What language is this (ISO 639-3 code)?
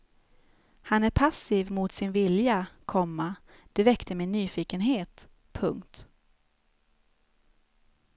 swe